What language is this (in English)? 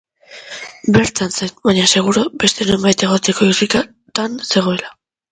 Basque